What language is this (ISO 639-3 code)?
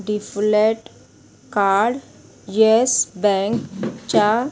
kok